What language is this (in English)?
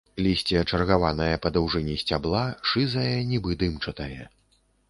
Belarusian